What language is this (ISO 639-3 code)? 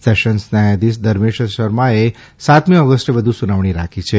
guj